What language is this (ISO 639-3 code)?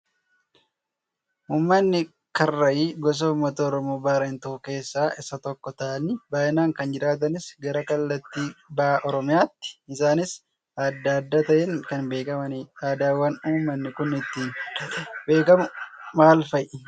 orm